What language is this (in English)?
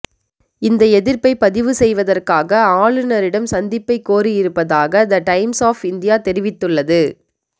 Tamil